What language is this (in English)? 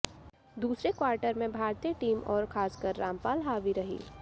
Hindi